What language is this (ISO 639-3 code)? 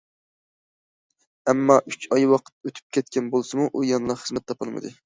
uig